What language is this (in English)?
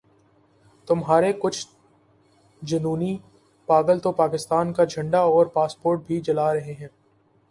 Urdu